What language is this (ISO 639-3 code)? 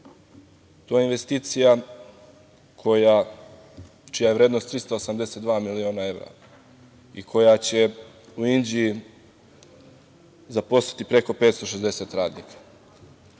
srp